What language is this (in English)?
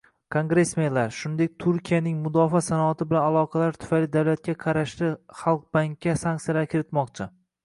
Uzbek